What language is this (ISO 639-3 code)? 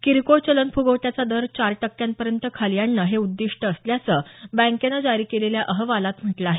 mar